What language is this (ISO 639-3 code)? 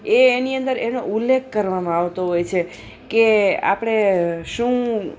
guj